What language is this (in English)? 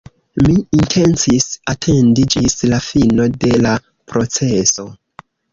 Esperanto